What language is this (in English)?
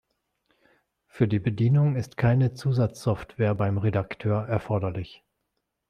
German